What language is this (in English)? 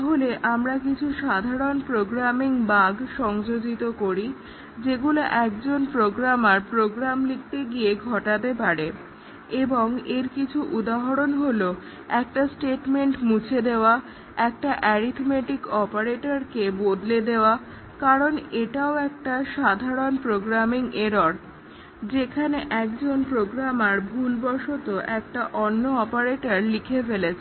Bangla